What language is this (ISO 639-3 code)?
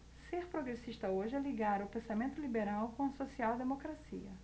por